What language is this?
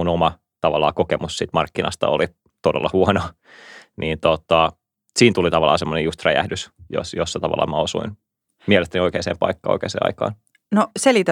Finnish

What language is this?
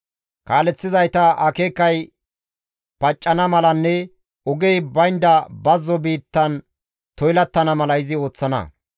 Gamo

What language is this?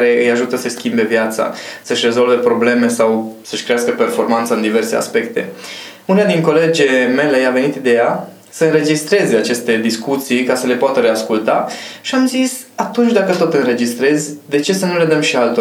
Romanian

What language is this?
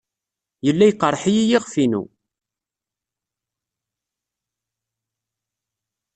Kabyle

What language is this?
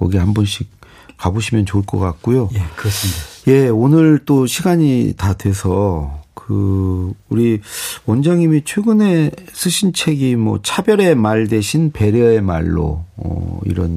Korean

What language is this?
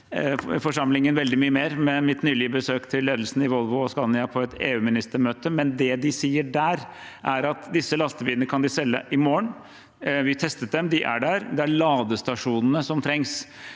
Norwegian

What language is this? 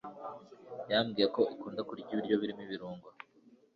Kinyarwanda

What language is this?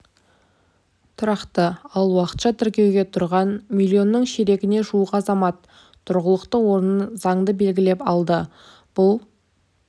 Kazakh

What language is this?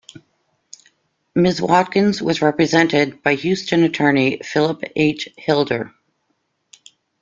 English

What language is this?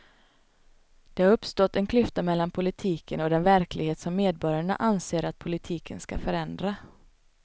Swedish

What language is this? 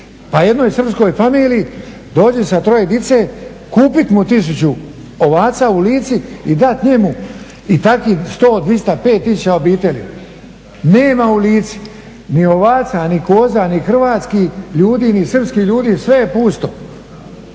Croatian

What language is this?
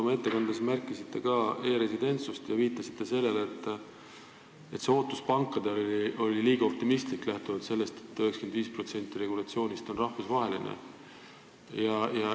Estonian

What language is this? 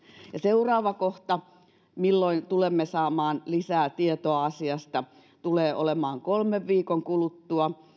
Finnish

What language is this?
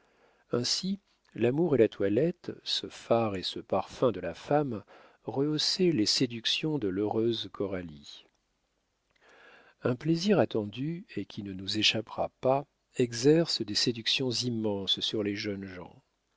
French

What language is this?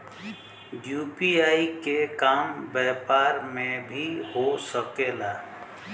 Bhojpuri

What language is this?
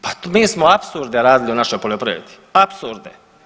Croatian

